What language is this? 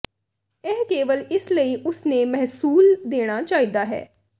Punjabi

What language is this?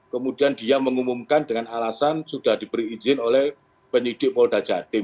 Indonesian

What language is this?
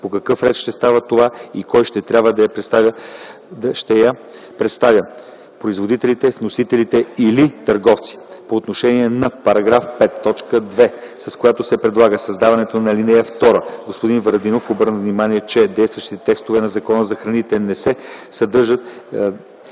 Bulgarian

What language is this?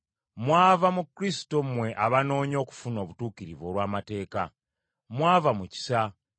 Ganda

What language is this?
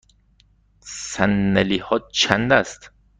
Persian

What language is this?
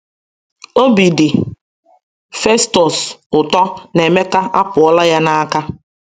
Igbo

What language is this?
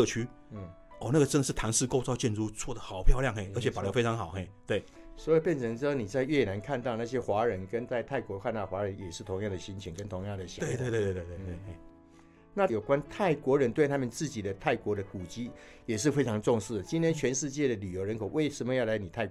Chinese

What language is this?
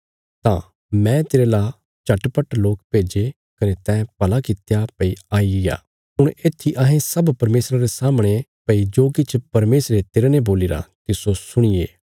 Bilaspuri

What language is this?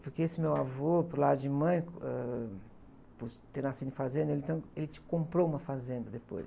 Portuguese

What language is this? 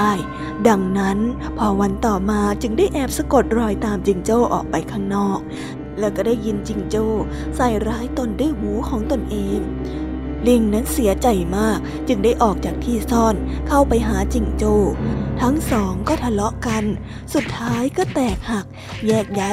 Thai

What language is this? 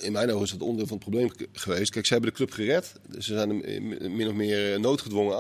Dutch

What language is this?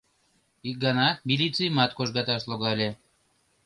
Mari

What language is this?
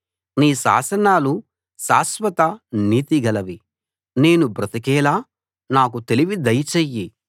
Telugu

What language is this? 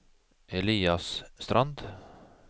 Norwegian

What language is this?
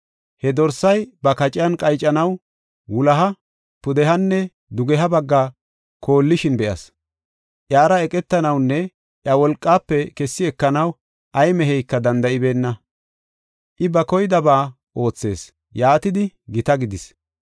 Gofa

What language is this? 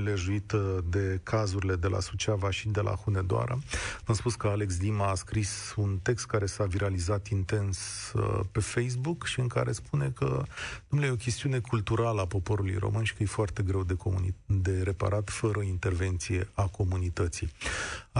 Romanian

